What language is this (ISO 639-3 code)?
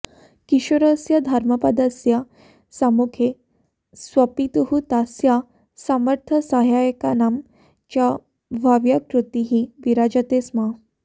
san